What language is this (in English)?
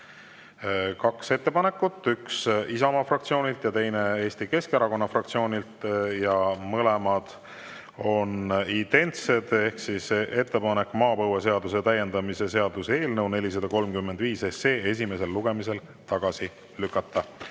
Estonian